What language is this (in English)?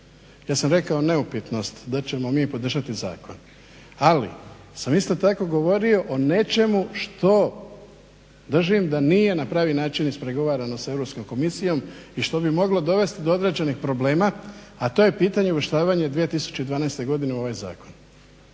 Croatian